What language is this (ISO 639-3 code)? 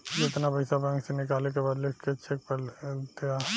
bho